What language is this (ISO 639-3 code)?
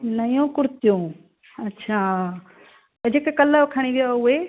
snd